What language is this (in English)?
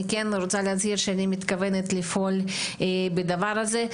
Hebrew